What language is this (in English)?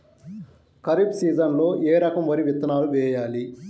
Telugu